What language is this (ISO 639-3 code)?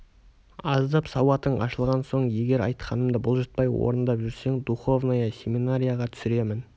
kaz